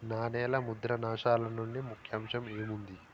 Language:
Telugu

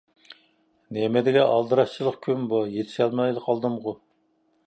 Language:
Uyghur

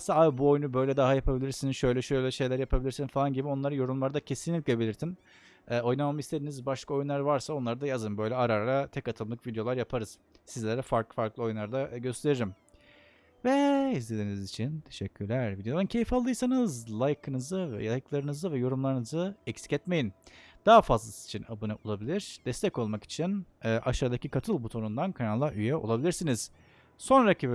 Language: Turkish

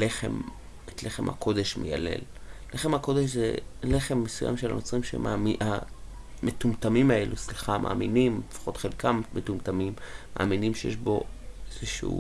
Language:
Hebrew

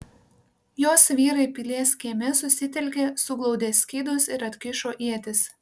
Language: Lithuanian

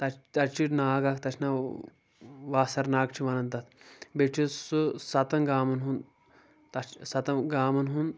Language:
Kashmiri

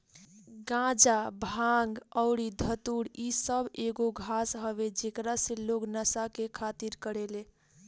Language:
Bhojpuri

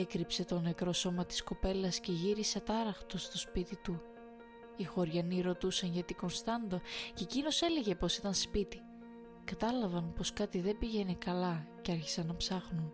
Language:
Greek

